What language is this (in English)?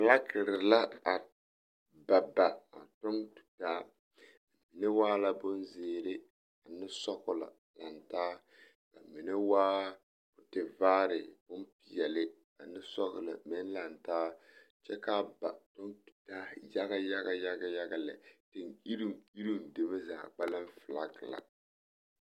Southern Dagaare